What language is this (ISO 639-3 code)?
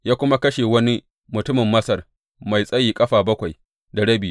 hau